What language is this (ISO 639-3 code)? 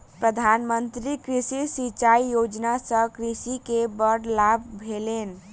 mai